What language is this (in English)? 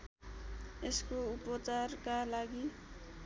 Nepali